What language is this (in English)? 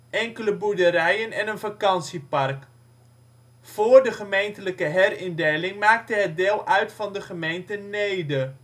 Dutch